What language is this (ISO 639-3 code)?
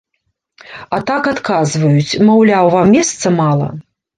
bel